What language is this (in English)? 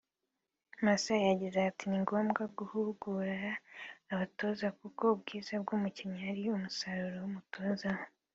Kinyarwanda